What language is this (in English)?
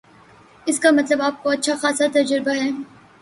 Urdu